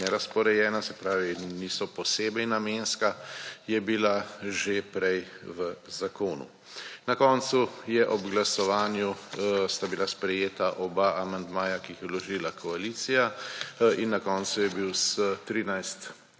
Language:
Slovenian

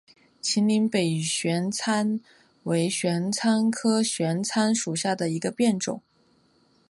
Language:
Chinese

